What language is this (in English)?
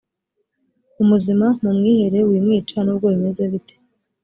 Kinyarwanda